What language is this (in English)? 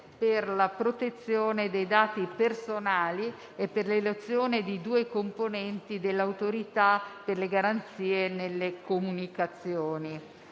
Italian